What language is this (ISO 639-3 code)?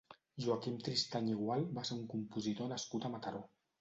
cat